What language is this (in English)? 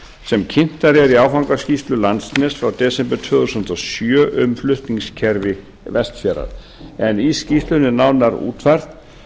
Icelandic